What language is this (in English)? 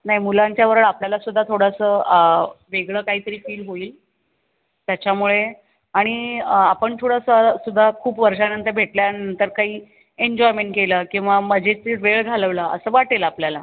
Marathi